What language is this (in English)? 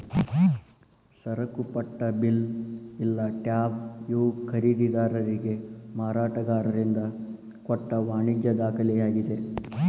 Kannada